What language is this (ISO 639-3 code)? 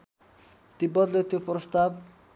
nep